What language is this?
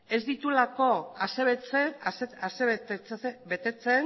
Basque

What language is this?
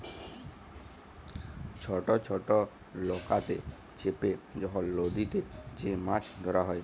Bangla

